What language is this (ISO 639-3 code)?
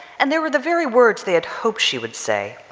eng